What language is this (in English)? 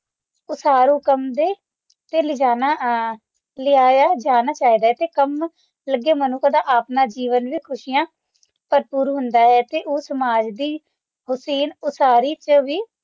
Punjabi